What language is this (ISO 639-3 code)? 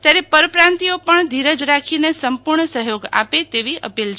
guj